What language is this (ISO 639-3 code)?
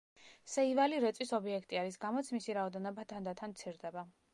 kat